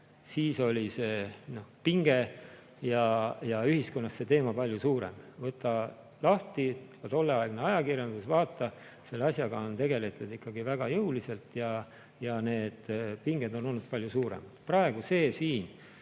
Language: Estonian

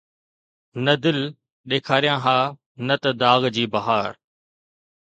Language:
Sindhi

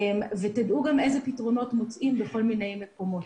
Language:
Hebrew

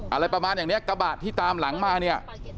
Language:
Thai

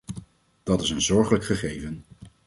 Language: Dutch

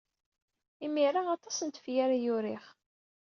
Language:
Kabyle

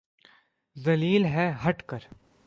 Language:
Urdu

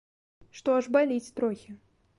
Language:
Belarusian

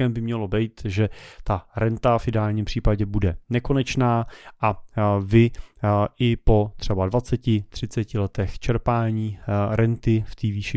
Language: Czech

